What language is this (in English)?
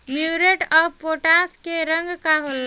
Bhojpuri